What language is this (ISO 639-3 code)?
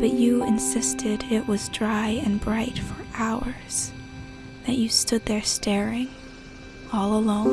eng